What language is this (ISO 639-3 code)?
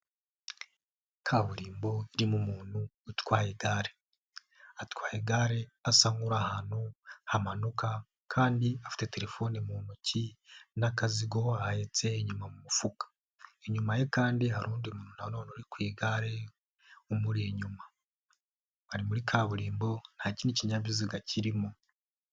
kin